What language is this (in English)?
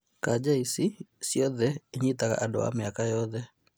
Kikuyu